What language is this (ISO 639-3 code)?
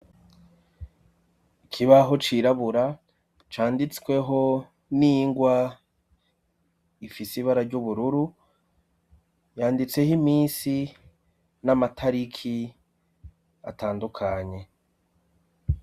run